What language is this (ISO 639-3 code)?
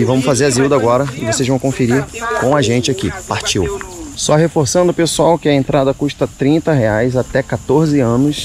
por